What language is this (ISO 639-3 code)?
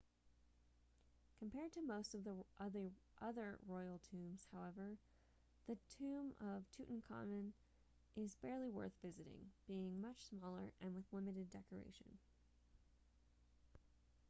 eng